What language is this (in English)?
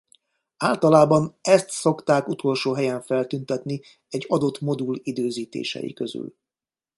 Hungarian